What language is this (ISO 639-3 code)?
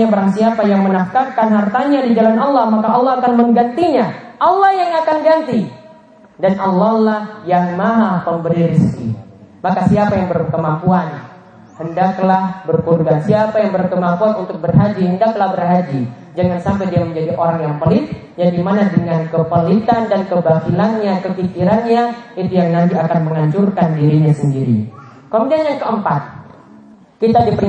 ind